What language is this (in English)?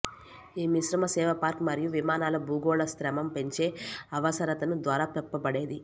Telugu